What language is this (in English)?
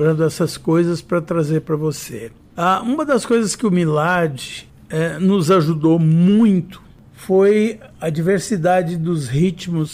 Portuguese